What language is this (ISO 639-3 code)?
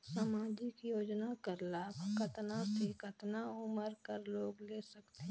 hne